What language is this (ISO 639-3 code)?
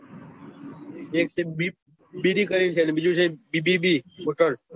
guj